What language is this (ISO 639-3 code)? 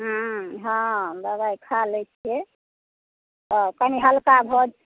mai